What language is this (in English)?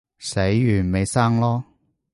Cantonese